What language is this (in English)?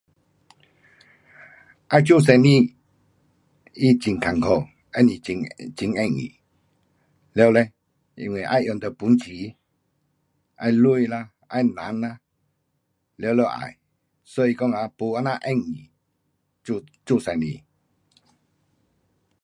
Pu-Xian Chinese